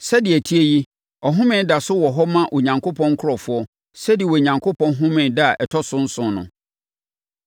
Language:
Akan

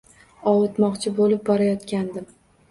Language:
Uzbek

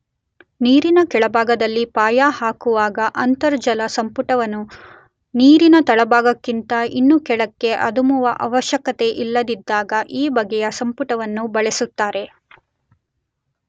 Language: Kannada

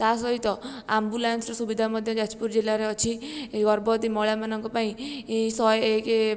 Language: Odia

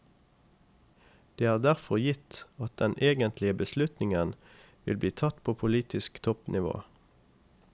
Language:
Norwegian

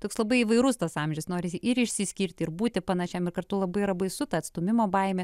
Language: Lithuanian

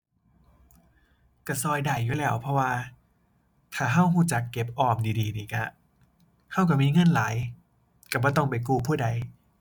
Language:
Thai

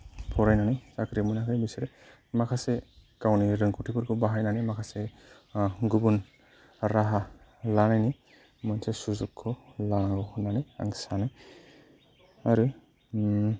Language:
Bodo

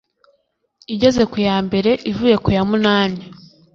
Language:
Kinyarwanda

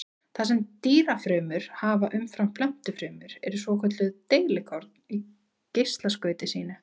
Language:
Icelandic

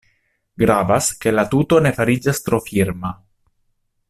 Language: Esperanto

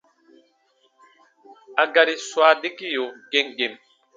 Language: Baatonum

